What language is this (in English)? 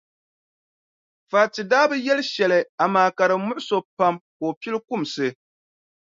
Dagbani